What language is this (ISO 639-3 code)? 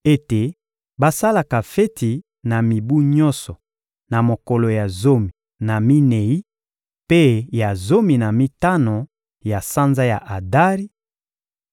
lin